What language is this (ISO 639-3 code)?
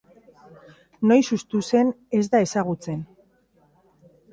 eus